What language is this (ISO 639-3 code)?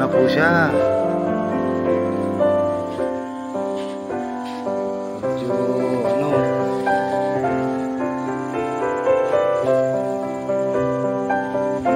fil